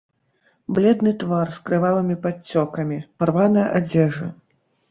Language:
Belarusian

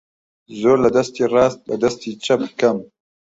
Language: Central Kurdish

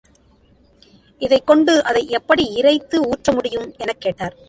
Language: Tamil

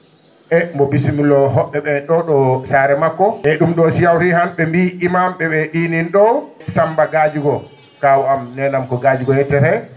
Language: Fula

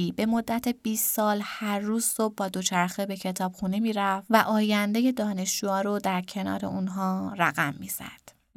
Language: Persian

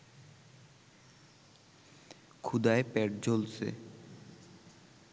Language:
Bangla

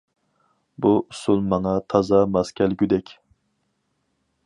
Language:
Uyghur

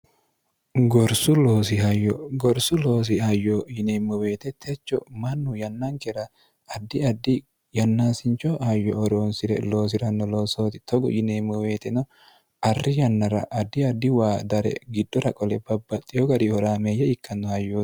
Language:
Sidamo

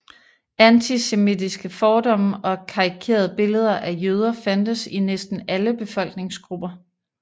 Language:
Danish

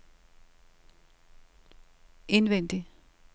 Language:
Danish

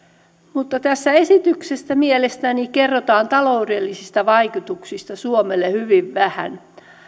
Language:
Finnish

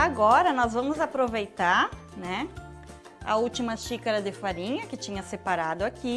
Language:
Portuguese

